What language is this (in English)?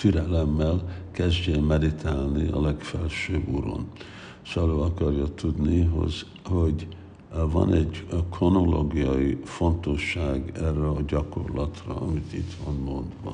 Hungarian